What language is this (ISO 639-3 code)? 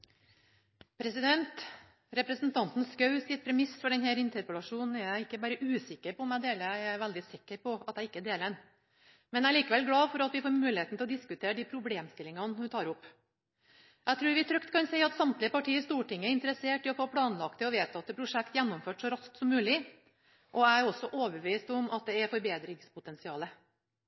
nob